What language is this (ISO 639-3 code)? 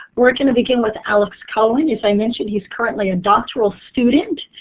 eng